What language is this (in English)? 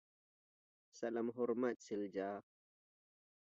Indonesian